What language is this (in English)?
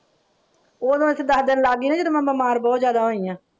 Punjabi